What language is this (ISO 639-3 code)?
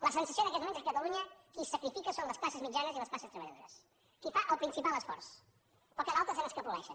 cat